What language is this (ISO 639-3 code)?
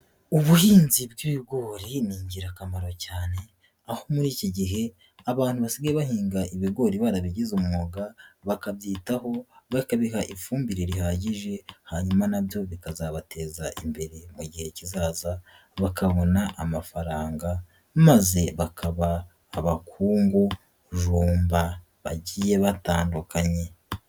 kin